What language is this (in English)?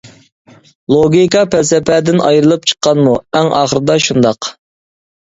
Uyghur